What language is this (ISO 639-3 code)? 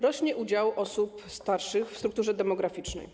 pol